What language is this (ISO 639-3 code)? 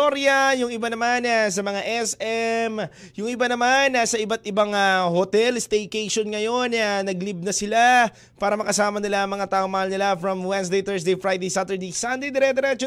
fil